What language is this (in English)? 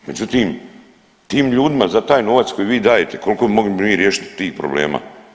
Croatian